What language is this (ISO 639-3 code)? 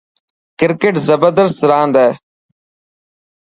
mki